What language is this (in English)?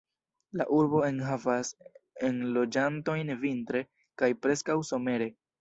Esperanto